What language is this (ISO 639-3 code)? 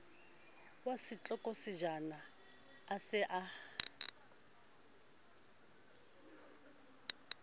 sot